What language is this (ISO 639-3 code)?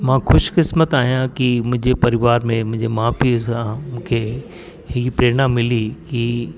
snd